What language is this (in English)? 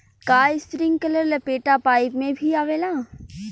Bhojpuri